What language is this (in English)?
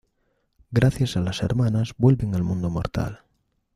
Spanish